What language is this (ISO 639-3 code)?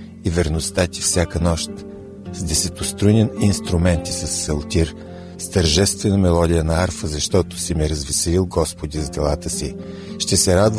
bul